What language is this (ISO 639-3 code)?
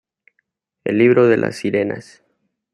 spa